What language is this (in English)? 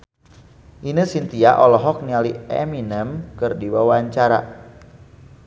Sundanese